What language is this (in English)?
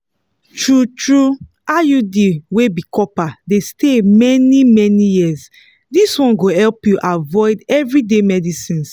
Nigerian Pidgin